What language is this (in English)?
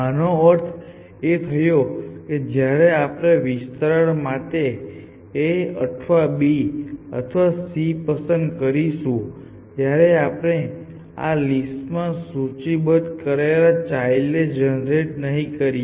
Gujarati